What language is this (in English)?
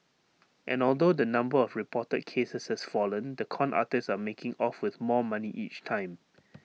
English